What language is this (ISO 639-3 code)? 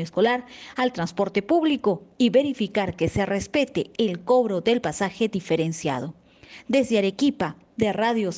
spa